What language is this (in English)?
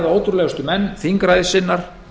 Icelandic